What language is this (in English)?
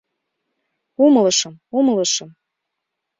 Mari